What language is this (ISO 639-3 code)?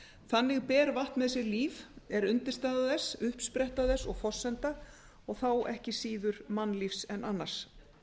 isl